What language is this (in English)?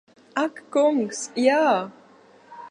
Latvian